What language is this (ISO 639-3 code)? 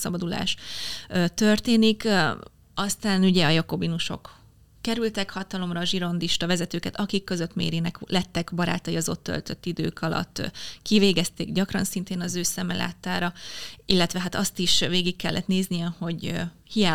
hun